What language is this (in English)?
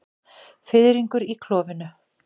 Icelandic